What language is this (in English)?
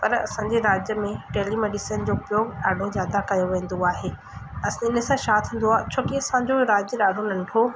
Sindhi